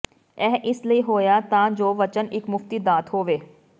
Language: Punjabi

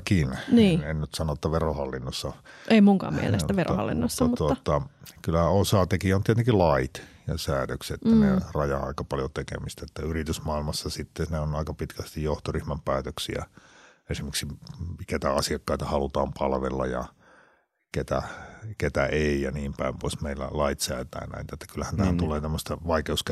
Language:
Finnish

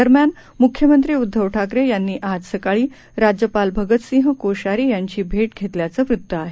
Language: Marathi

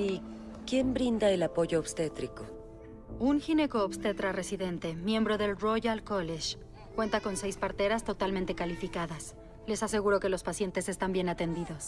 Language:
Spanish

